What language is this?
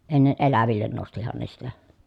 Finnish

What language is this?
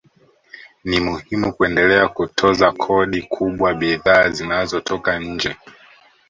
Swahili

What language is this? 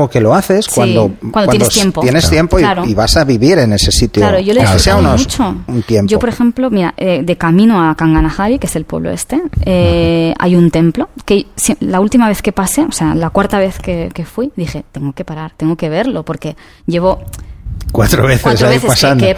Spanish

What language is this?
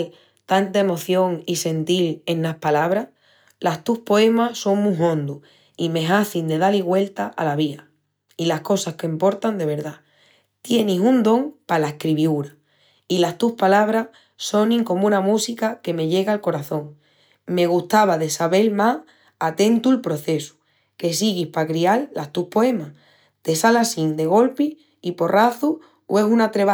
Extremaduran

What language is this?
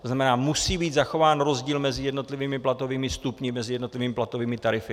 Czech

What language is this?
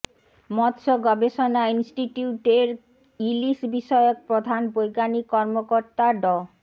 Bangla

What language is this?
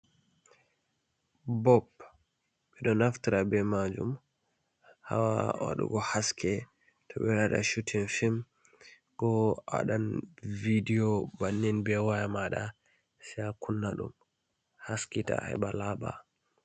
Fula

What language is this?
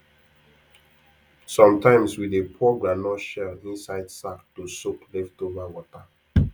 Nigerian Pidgin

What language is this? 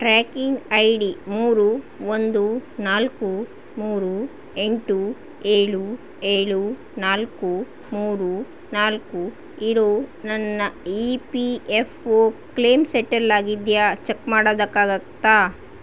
Kannada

